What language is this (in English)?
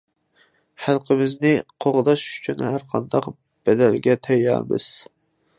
Uyghur